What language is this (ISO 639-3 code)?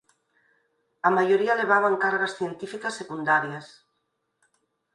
glg